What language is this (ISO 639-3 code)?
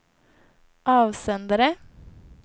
swe